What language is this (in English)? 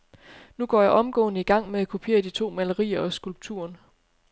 Danish